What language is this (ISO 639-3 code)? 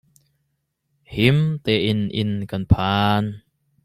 cnh